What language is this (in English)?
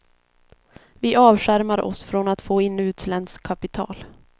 Swedish